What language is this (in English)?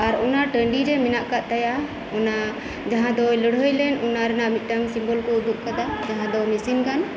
Santali